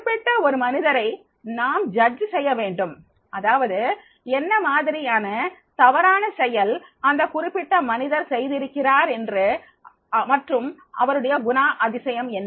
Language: Tamil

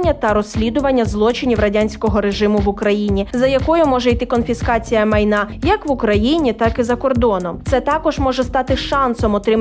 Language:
Ukrainian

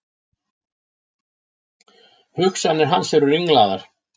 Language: Icelandic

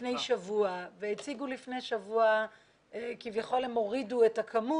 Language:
Hebrew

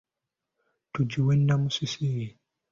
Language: Ganda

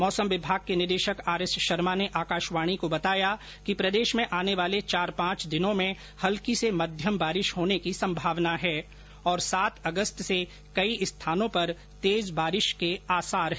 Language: Hindi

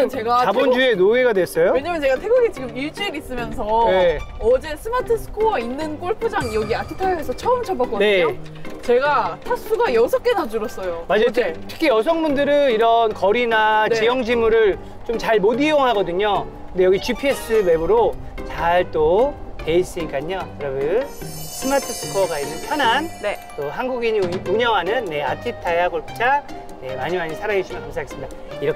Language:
Korean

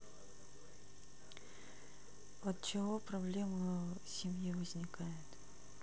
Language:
Russian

